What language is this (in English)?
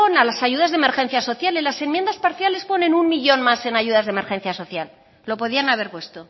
Spanish